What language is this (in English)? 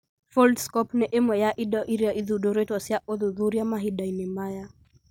Kikuyu